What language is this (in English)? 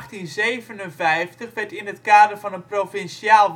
Dutch